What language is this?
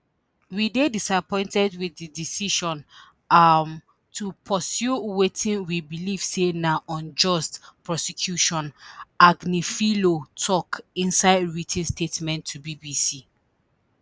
Nigerian Pidgin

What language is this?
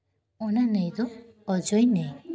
Santali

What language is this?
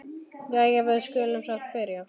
Icelandic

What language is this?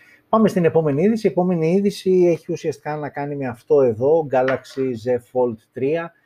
Greek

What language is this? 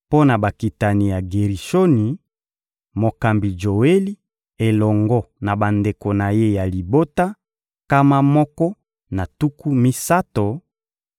Lingala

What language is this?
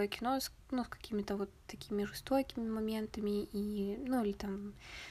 Russian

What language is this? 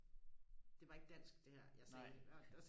Danish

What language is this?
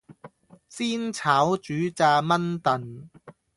Cantonese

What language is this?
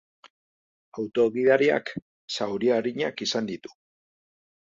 Basque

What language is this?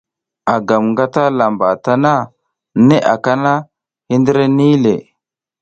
South Giziga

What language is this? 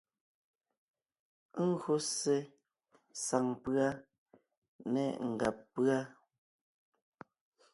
Ngiemboon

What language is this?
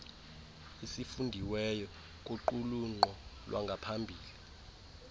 Xhosa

